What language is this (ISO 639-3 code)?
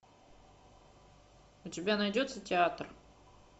rus